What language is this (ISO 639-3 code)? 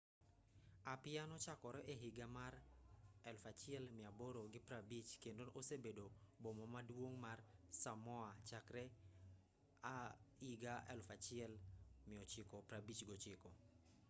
luo